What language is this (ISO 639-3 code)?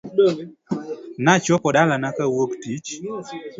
luo